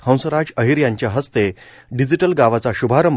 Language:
Marathi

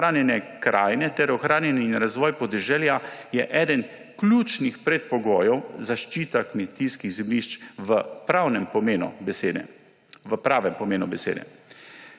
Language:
Slovenian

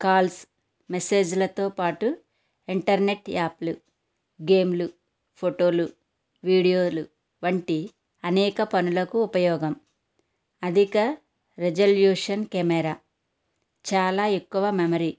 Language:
Telugu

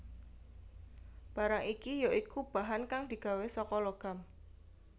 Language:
Javanese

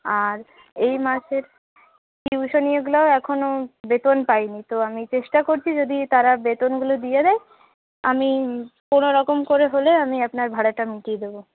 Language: Bangla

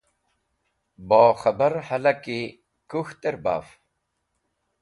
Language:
Wakhi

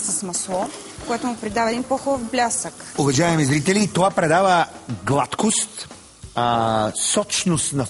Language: Bulgarian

